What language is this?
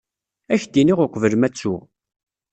Kabyle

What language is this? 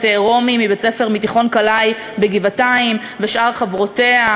Hebrew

